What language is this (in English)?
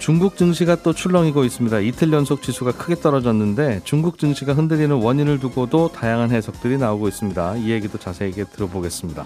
Korean